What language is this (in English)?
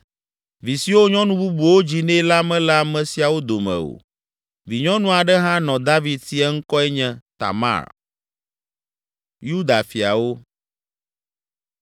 Ewe